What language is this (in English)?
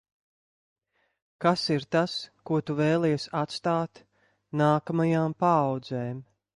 Latvian